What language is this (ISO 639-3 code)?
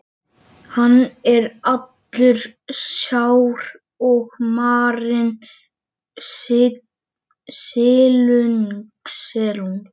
isl